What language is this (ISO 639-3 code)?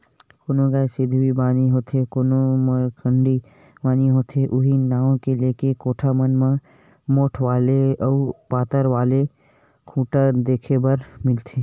hne